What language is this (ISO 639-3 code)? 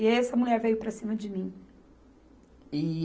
por